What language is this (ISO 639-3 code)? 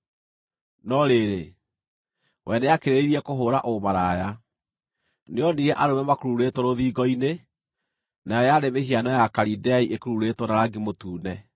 kik